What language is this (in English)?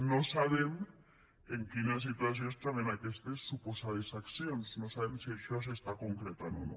Catalan